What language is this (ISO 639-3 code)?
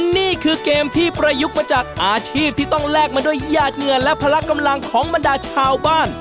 tha